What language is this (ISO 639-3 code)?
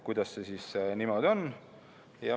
est